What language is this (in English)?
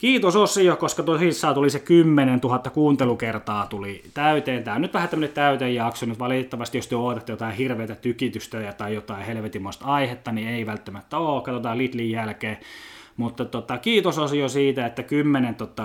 Finnish